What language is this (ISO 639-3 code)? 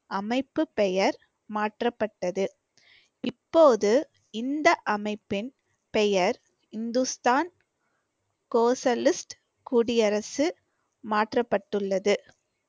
tam